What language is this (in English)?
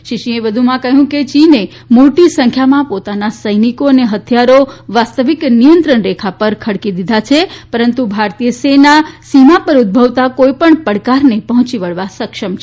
Gujarati